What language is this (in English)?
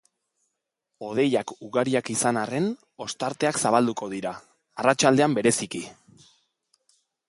Basque